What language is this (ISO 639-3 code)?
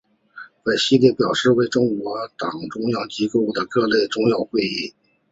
zho